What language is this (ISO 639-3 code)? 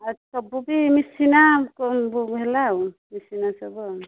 ori